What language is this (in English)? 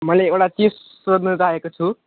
Nepali